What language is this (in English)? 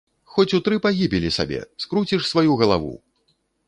Belarusian